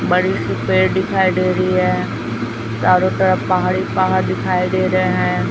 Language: Hindi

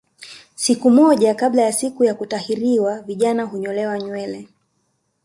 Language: Swahili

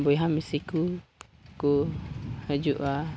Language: Santali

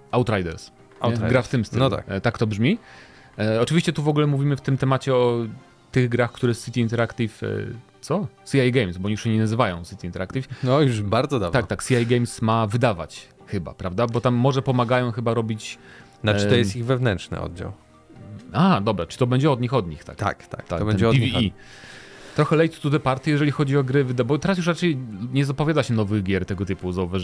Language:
Polish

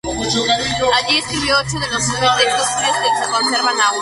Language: Spanish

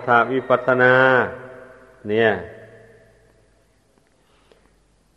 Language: Thai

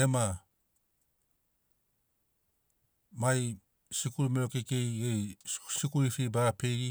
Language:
Sinaugoro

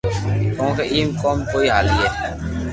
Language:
Loarki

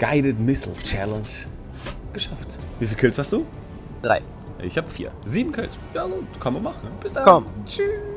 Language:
German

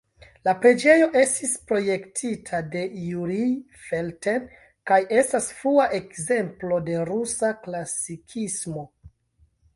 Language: Esperanto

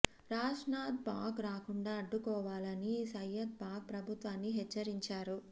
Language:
Telugu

